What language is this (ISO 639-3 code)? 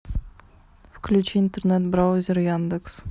rus